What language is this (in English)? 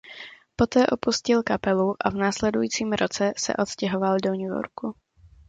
Czech